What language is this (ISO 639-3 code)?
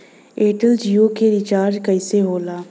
bho